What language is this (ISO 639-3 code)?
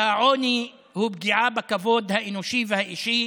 heb